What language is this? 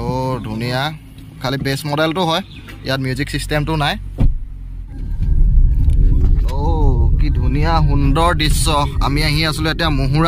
Indonesian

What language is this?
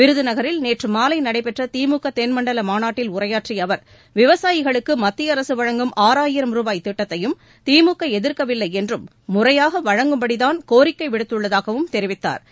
Tamil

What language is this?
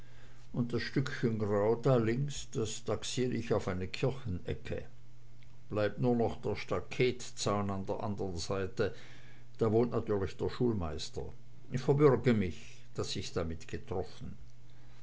German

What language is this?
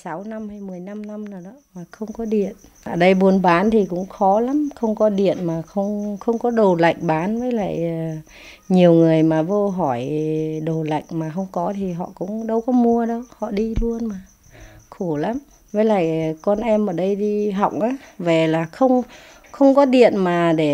Vietnamese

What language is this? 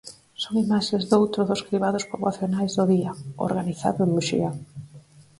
Galician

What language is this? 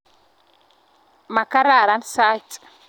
Kalenjin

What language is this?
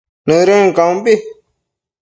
Matsés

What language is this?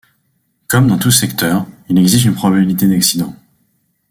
French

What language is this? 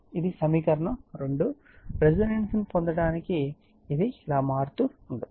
Telugu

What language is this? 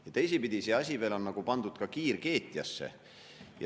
Estonian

